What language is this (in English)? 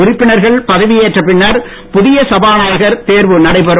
Tamil